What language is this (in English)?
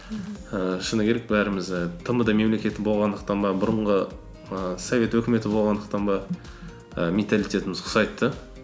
Kazakh